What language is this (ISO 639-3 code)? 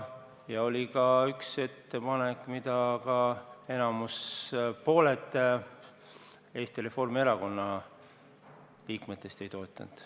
est